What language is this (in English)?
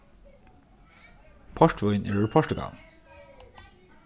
Faroese